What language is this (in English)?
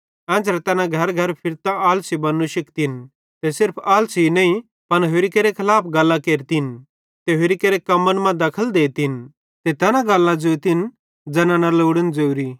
Bhadrawahi